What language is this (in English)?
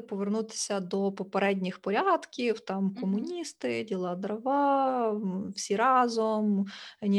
Ukrainian